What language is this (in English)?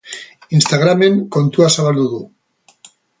Basque